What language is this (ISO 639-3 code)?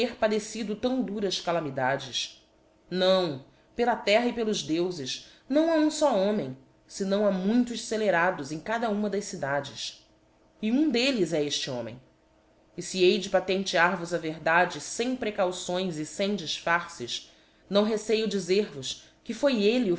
por